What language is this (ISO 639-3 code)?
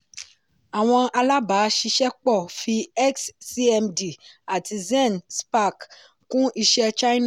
yor